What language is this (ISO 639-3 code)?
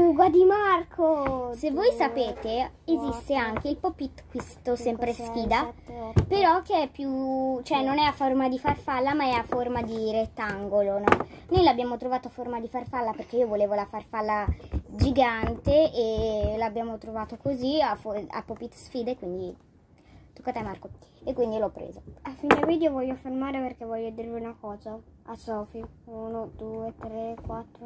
ita